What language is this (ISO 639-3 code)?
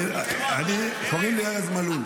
heb